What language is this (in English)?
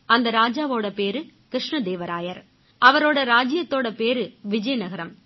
Tamil